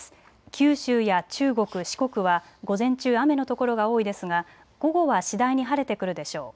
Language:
Japanese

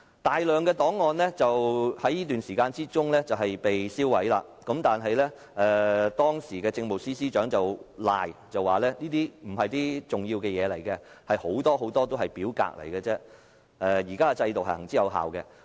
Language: Cantonese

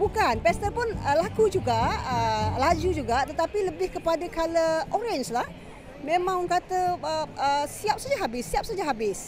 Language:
Malay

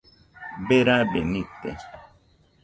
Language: Nüpode Huitoto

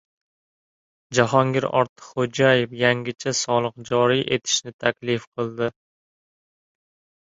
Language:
Uzbek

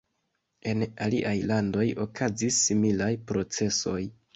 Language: Esperanto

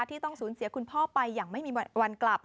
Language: Thai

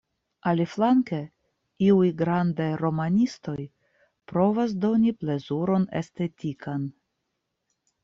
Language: Esperanto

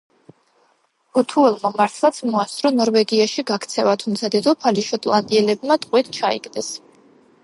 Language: Georgian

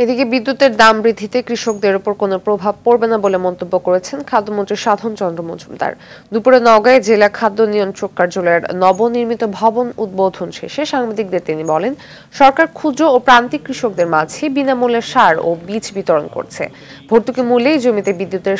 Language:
English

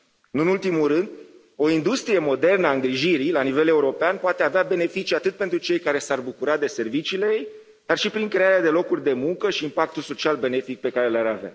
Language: Romanian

